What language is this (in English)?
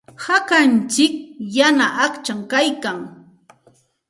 Santa Ana de Tusi Pasco Quechua